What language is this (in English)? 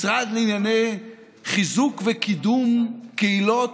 Hebrew